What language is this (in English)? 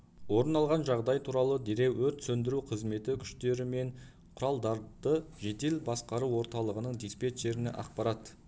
Kazakh